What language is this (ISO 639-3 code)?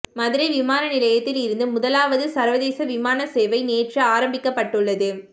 tam